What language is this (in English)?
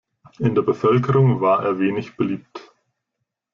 German